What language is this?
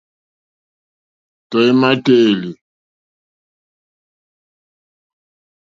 Mokpwe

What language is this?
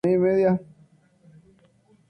Spanish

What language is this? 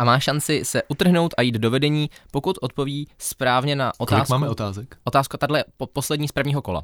Czech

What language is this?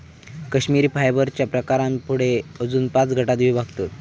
Marathi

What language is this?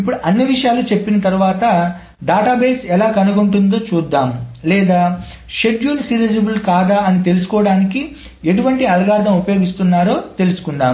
Telugu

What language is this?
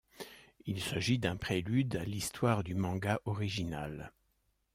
French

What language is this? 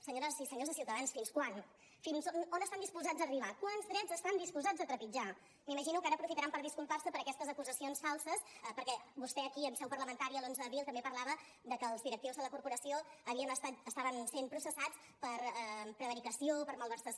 Catalan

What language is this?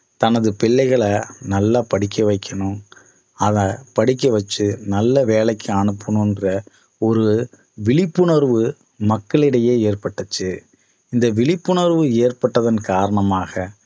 Tamil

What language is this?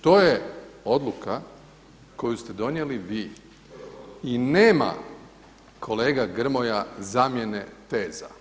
Croatian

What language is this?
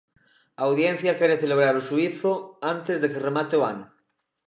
Galician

